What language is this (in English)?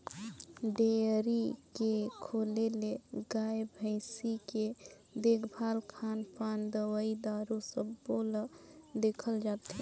Chhattisgarhi